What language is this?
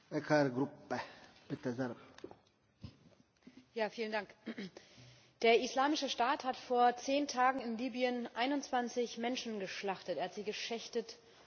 German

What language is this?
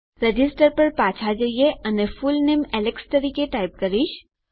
Gujarati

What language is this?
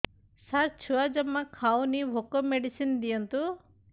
Odia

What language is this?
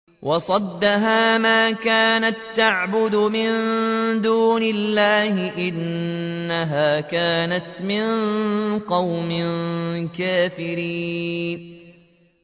Arabic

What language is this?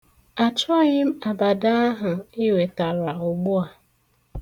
Igbo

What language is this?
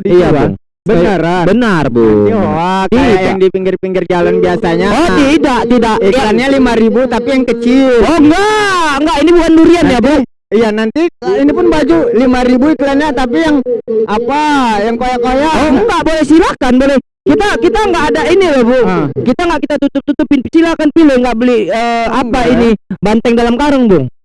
Indonesian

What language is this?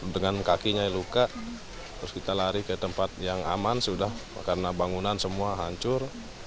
Indonesian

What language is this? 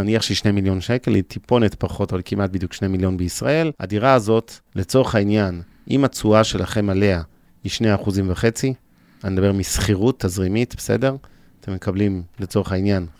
Hebrew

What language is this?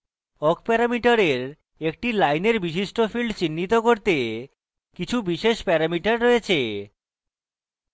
Bangla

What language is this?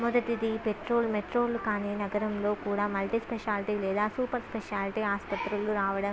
Telugu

